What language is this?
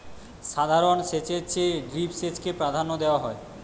Bangla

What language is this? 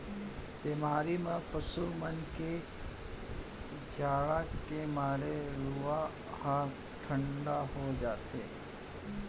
Chhattisgarhi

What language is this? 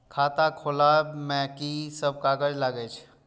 Maithili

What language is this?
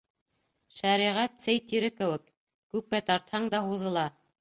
Bashkir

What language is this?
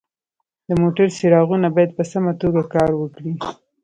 Pashto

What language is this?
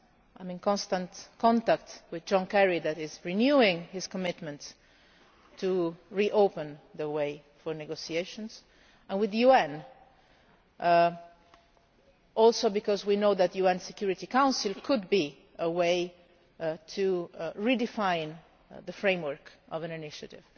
English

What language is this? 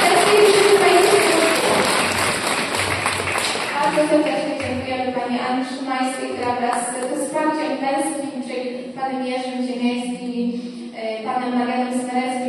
Polish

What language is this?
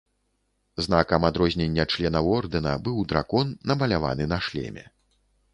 Belarusian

